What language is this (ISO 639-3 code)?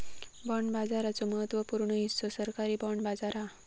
mar